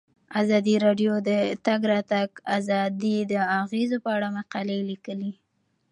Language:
Pashto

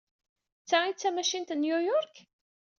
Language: Kabyle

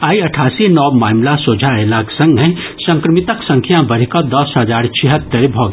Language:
Maithili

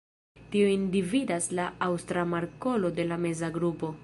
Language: Esperanto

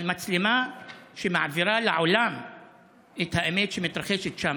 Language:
Hebrew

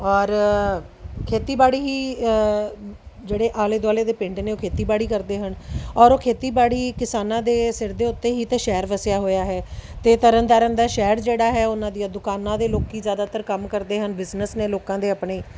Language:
Punjabi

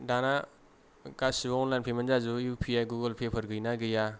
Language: Bodo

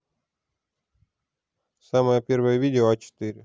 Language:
Russian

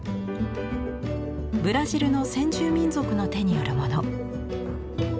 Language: Japanese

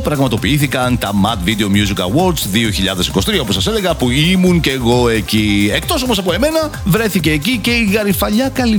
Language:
Greek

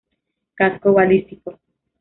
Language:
Spanish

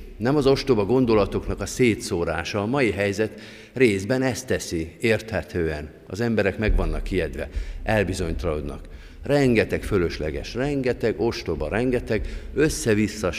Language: Hungarian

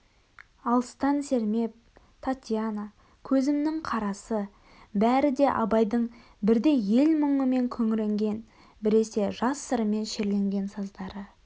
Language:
Kazakh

